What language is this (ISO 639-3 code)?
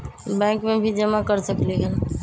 mag